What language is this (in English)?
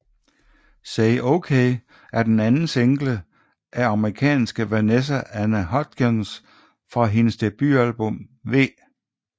Danish